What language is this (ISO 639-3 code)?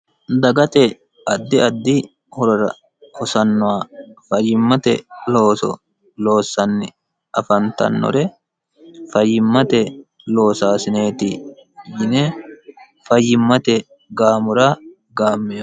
sid